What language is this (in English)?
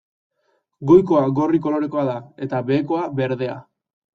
Basque